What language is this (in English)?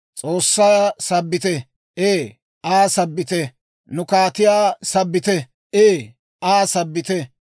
Dawro